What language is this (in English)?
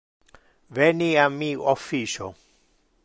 Interlingua